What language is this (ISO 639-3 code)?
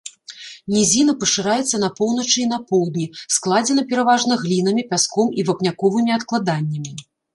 bel